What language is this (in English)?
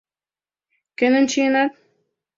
Mari